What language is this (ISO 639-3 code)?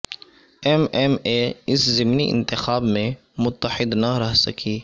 urd